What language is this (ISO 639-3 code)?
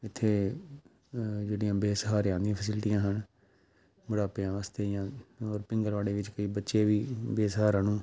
pan